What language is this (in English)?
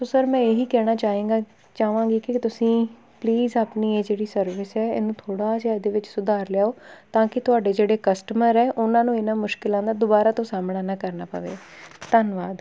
Punjabi